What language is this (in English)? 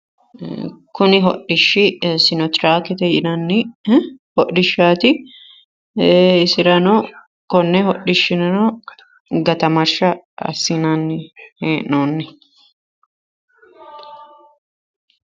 Sidamo